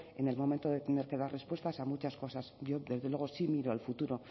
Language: Spanish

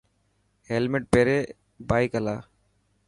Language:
Dhatki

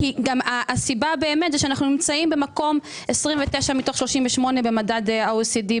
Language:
Hebrew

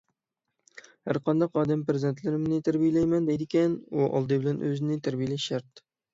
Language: Uyghur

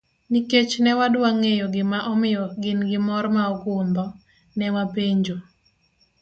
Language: Luo (Kenya and Tanzania)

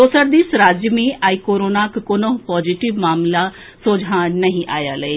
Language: Maithili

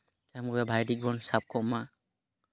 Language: Santali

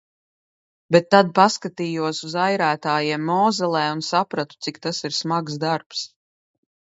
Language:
Latvian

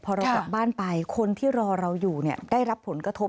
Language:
Thai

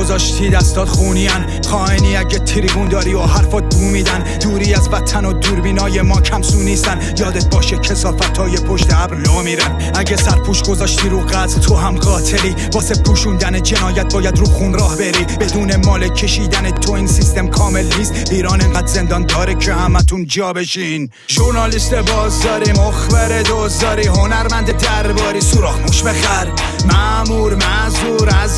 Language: Persian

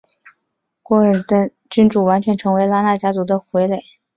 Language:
Chinese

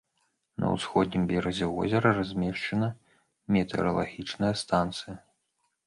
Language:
Belarusian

